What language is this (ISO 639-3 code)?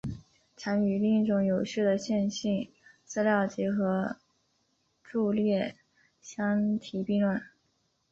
zho